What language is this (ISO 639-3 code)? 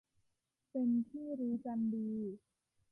tha